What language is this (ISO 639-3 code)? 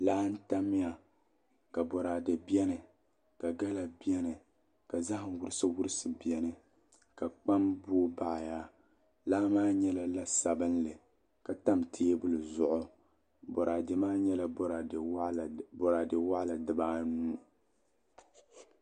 dag